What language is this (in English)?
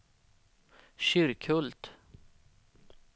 Swedish